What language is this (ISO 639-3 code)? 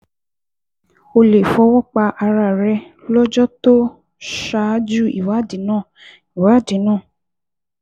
yor